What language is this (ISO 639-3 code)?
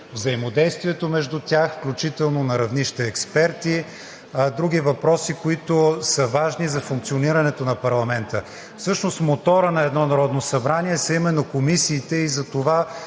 bul